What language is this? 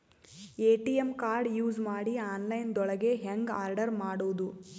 Kannada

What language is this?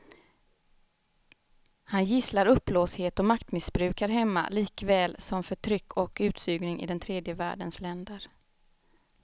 Swedish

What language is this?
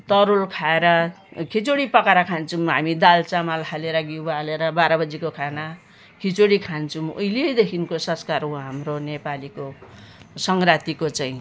Nepali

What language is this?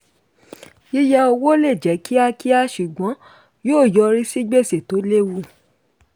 Yoruba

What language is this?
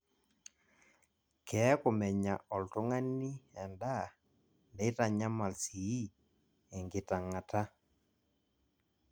Masai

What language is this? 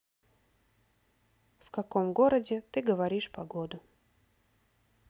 Russian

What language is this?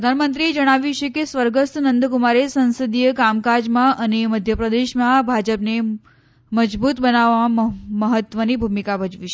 Gujarati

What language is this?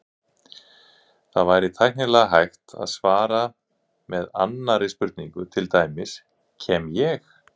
Icelandic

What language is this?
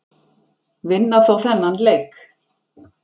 Icelandic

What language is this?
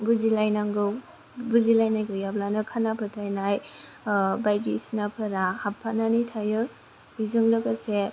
Bodo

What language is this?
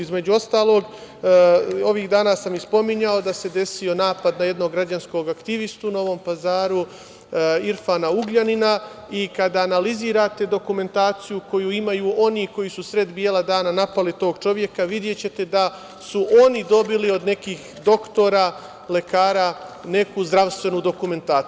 Serbian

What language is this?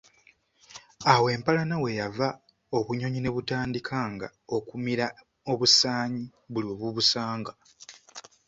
Ganda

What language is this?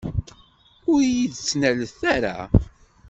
Kabyle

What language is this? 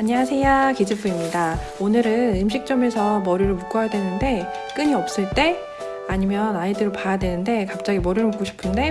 Korean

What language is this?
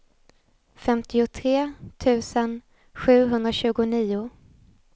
Swedish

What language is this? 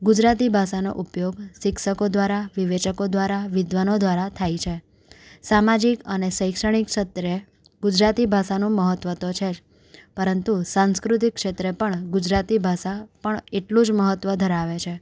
Gujarati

